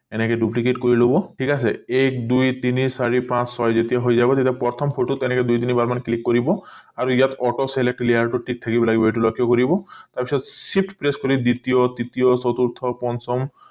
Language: Assamese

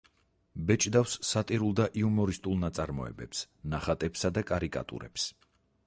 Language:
Georgian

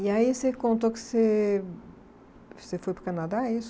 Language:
Portuguese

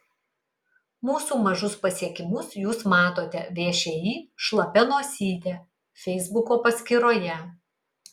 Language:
Lithuanian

